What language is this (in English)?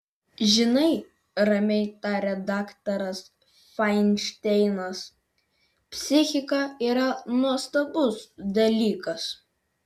Lithuanian